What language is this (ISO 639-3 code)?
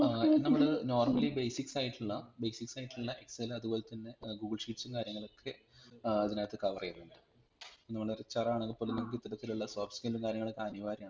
mal